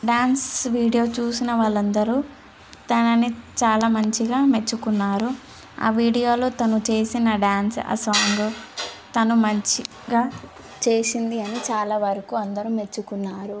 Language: Telugu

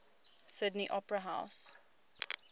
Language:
English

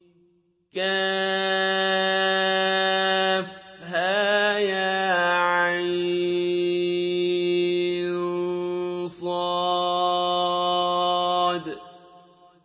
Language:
Arabic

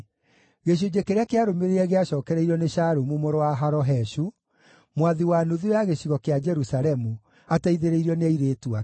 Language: Kikuyu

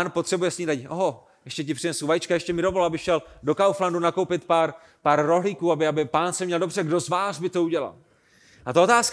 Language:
Czech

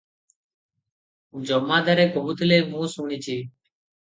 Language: Odia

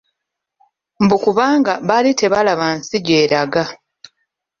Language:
Ganda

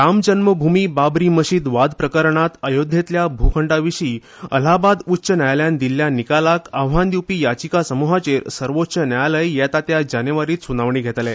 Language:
Konkani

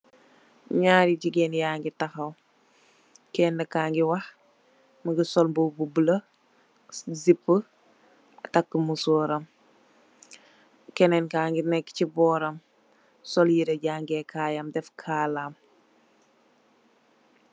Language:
Wolof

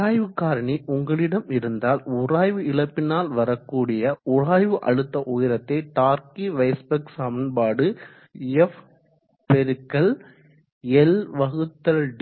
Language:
Tamil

